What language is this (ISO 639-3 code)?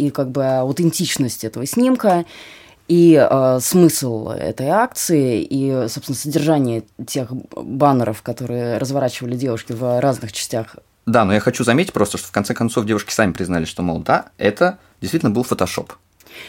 rus